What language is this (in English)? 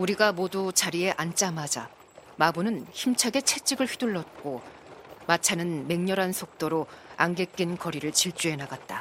Korean